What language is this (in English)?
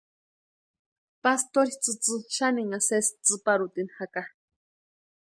Western Highland Purepecha